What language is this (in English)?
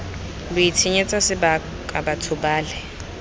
Tswana